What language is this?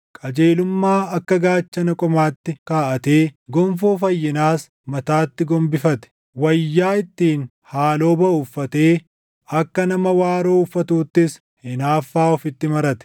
Oromo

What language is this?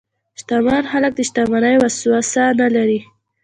Pashto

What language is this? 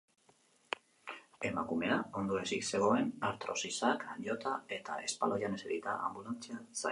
Basque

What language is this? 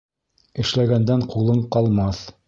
Bashkir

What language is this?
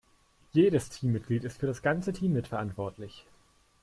German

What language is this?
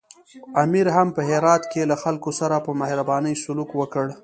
Pashto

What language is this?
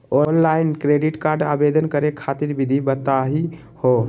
Magahi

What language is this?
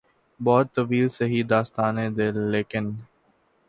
Urdu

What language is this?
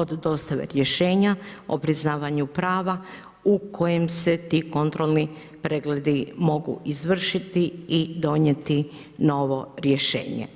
Croatian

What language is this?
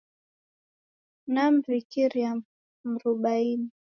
Taita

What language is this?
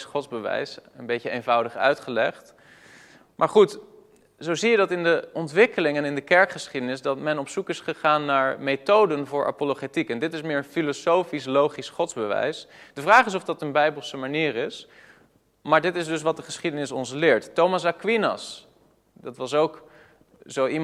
Dutch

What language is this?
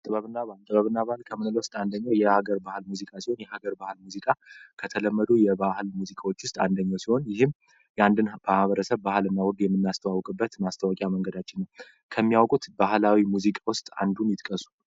Amharic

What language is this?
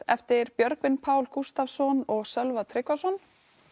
Icelandic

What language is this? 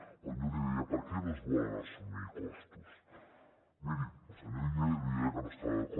Catalan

